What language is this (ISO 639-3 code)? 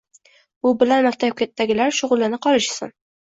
uzb